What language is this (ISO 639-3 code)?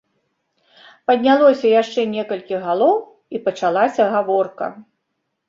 bel